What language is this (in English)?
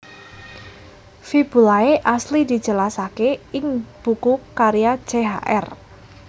Javanese